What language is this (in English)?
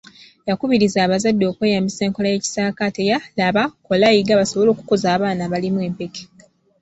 Ganda